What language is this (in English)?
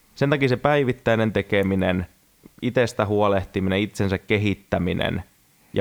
Finnish